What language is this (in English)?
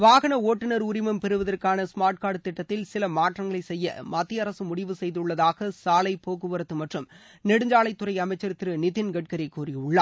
Tamil